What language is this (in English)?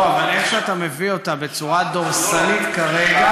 Hebrew